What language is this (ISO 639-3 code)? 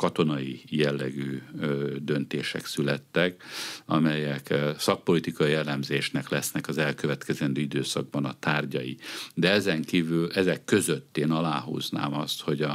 hun